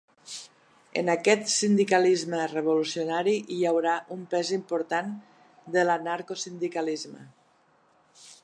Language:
Catalan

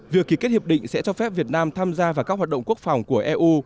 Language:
Vietnamese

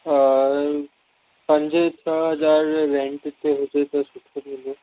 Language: Sindhi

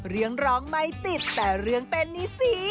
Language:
Thai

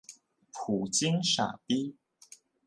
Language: Chinese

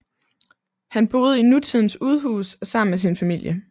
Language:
Danish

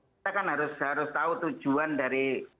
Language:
Indonesian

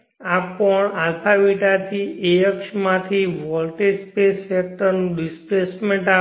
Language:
Gujarati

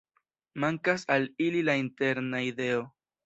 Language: Esperanto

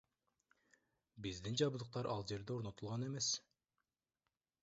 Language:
Kyrgyz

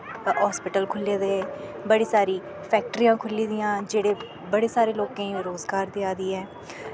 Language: Dogri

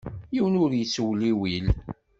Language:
Kabyle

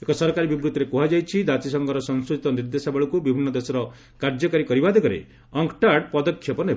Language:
Odia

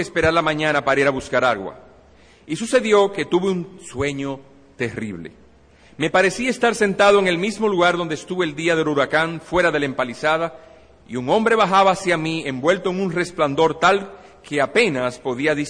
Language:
Spanish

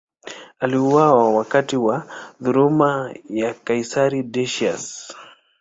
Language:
Swahili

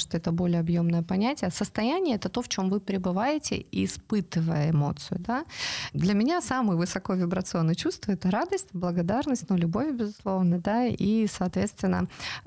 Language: Russian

